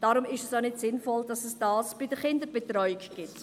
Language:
Swiss German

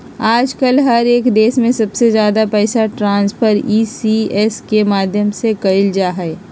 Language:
Magahi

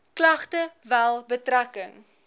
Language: Afrikaans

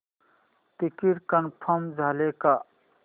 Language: Marathi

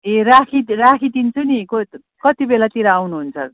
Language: Nepali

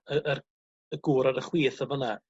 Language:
Welsh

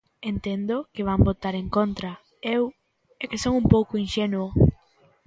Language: Galician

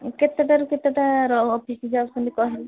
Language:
Odia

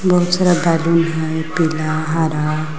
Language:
Magahi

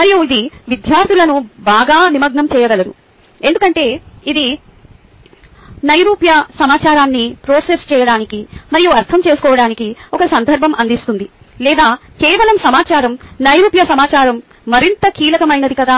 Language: Telugu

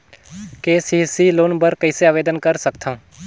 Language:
Chhattisgarhi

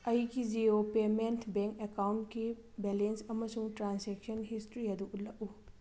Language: Manipuri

